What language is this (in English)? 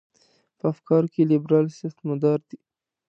Pashto